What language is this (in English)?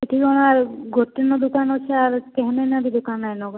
Odia